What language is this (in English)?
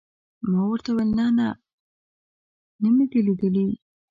Pashto